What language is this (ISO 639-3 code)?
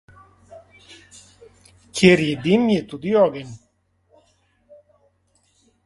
slv